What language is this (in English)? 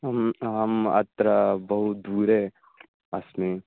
Sanskrit